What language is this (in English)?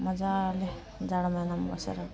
Nepali